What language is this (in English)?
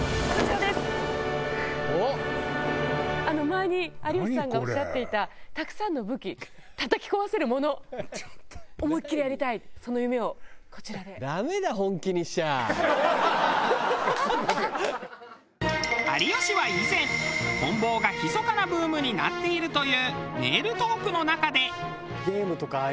Japanese